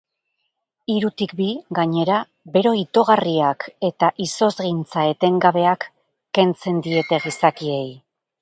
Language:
Basque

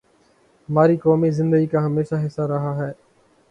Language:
Urdu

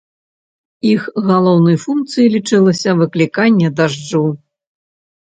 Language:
Belarusian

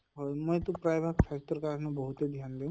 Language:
Assamese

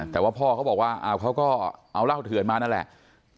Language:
Thai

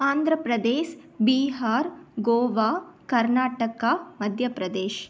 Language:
Tamil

